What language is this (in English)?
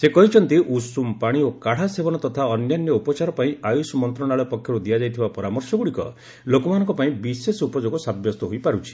Odia